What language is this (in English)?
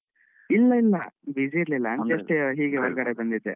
Kannada